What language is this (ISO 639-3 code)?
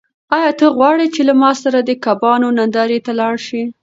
pus